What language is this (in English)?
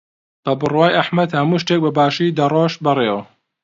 Central Kurdish